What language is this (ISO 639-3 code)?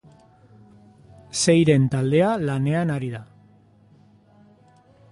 eus